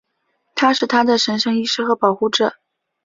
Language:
Chinese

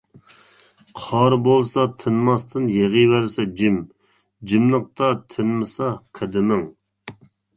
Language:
Uyghur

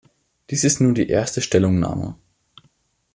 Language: German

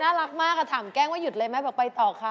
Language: Thai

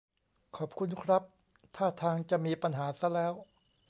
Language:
Thai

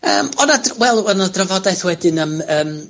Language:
Welsh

